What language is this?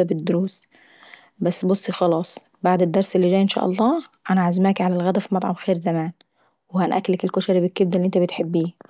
Saidi Arabic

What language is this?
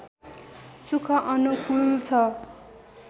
Nepali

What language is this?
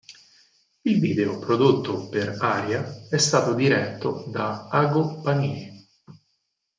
Italian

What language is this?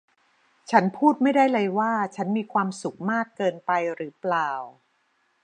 Thai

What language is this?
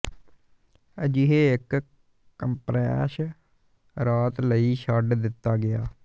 Punjabi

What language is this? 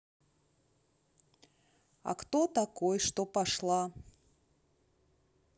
Russian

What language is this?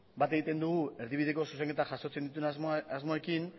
Basque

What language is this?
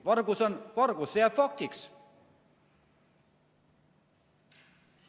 Estonian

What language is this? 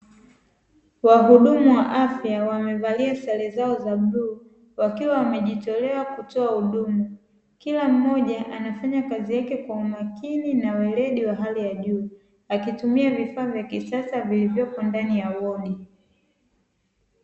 Swahili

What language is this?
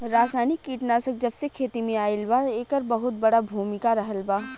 Bhojpuri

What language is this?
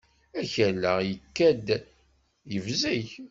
Kabyle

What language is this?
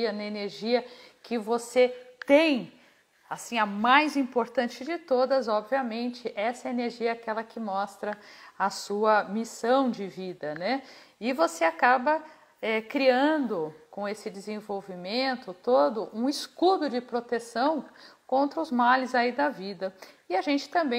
Portuguese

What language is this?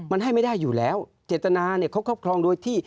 Thai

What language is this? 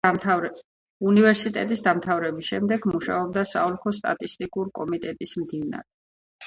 Georgian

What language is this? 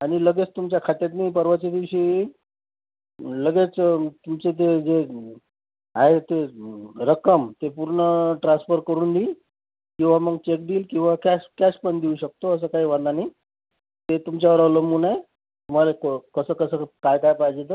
Marathi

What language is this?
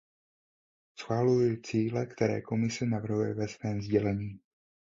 Czech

